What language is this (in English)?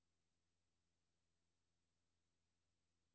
Danish